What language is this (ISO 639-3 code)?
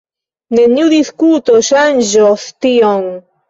epo